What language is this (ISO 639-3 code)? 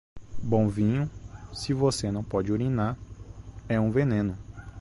por